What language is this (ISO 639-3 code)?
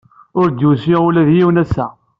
kab